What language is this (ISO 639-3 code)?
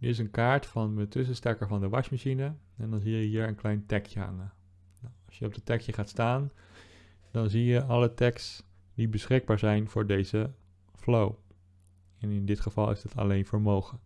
nld